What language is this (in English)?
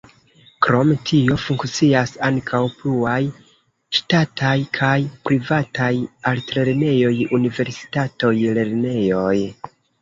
Esperanto